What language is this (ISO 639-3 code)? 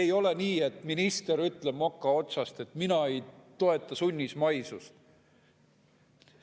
est